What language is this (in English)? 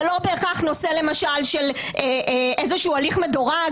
Hebrew